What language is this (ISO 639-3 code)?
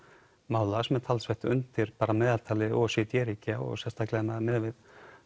isl